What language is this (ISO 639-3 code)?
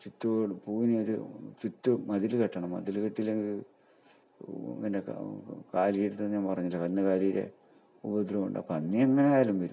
mal